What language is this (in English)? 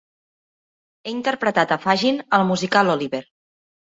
Catalan